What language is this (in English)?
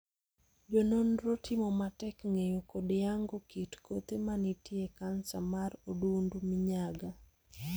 Luo (Kenya and Tanzania)